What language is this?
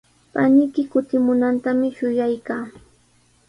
Sihuas Ancash Quechua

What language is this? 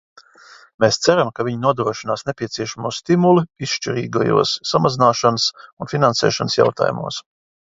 Latvian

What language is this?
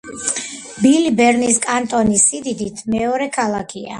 Georgian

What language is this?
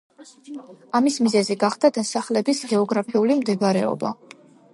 Georgian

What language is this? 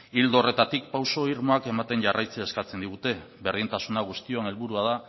Basque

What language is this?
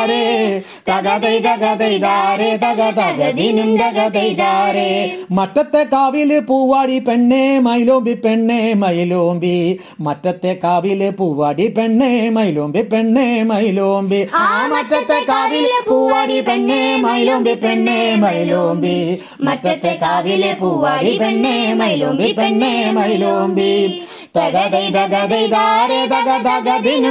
Malayalam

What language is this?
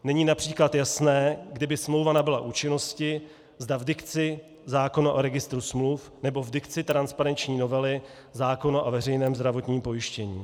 Czech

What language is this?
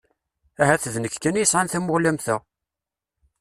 Kabyle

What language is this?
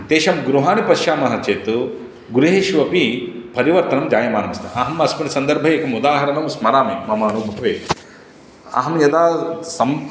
Sanskrit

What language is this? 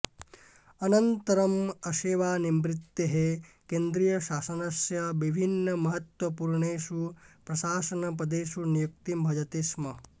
Sanskrit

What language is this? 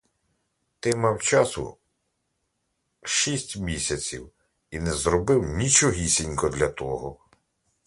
Ukrainian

